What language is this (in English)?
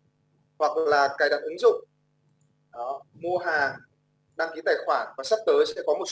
Vietnamese